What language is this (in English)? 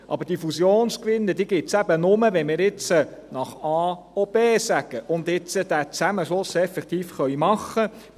Swiss German